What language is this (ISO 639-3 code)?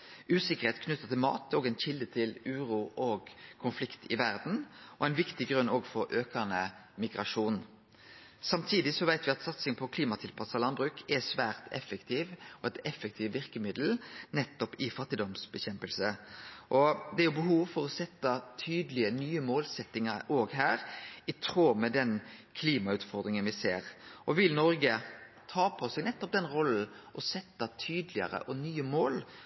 nno